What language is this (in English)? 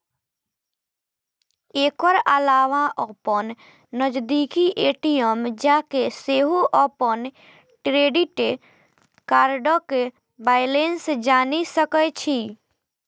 Maithili